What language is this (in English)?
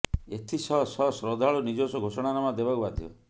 Odia